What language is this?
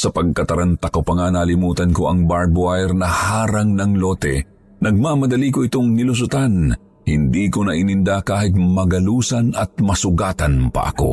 Filipino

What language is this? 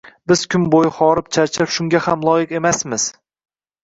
Uzbek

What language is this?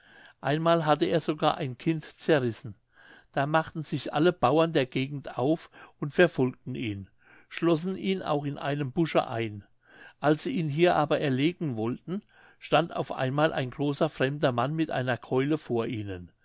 German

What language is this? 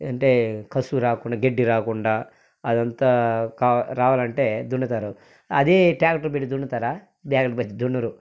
Telugu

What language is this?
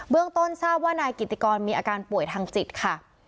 Thai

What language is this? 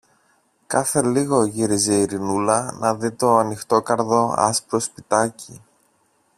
Greek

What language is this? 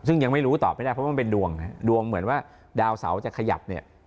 Thai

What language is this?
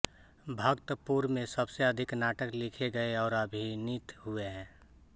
Hindi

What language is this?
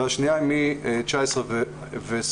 Hebrew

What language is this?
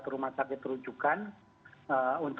Indonesian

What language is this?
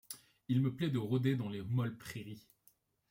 French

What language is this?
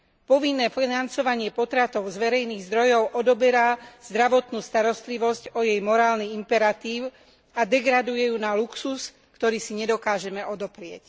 Slovak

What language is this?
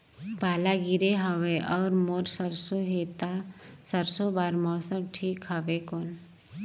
Chhattisgarhi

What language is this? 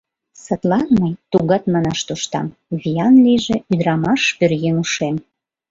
Mari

